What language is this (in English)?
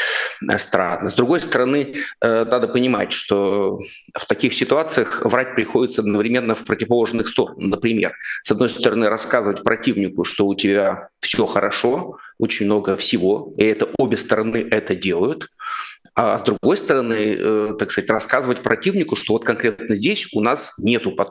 Russian